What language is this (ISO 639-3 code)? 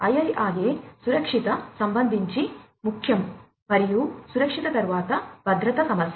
tel